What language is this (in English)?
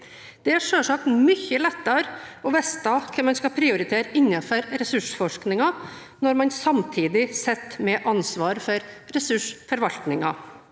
Norwegian